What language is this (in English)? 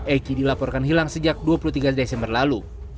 Indonesian